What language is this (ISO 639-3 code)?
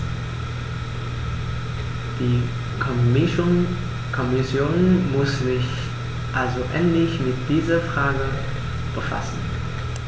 deu